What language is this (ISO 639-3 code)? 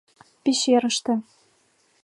chm